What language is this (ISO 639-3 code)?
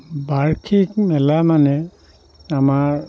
asm